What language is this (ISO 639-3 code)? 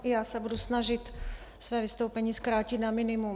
ces